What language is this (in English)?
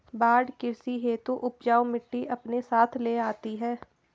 Hindi